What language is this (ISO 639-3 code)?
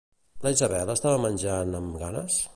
cat